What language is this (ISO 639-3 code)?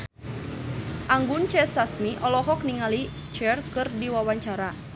sun